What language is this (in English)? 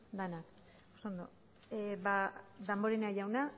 Basque